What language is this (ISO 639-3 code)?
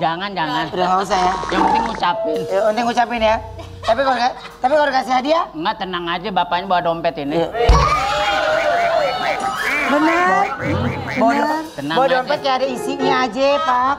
ind